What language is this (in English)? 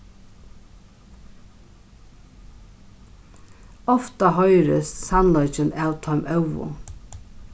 Faroese